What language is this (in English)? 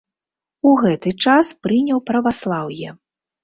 Belarusian